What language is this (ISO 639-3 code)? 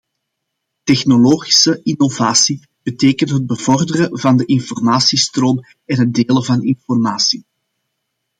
nld